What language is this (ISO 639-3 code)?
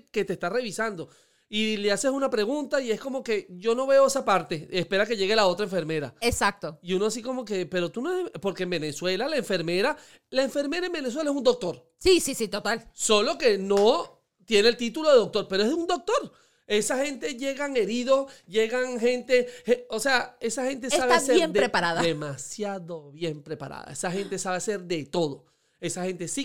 spa